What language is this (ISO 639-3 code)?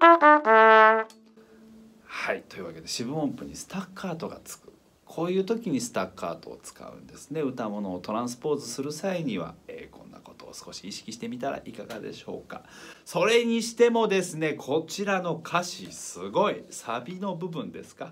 jpn